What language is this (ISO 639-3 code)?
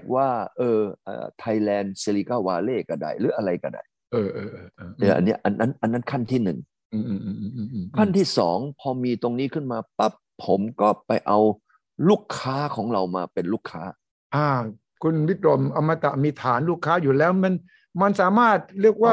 tha